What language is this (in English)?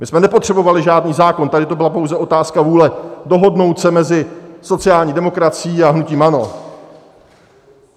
Czech